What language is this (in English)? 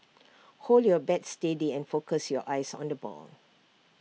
English